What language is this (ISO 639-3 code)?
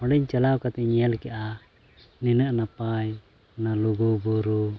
sat